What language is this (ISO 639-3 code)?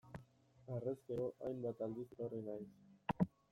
eus